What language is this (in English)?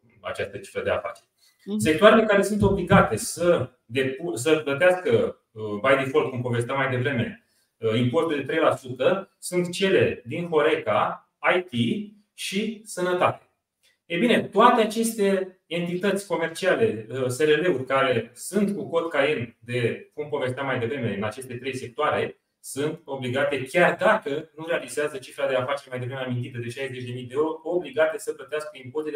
Romanian